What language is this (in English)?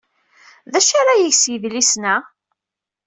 Kabyle